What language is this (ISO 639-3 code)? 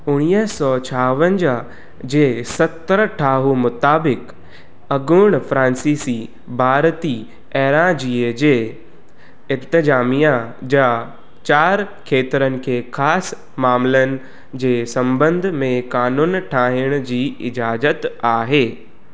snd